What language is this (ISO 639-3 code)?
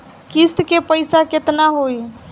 bho